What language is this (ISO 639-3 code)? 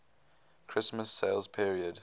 eng